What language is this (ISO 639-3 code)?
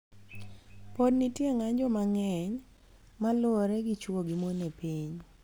luo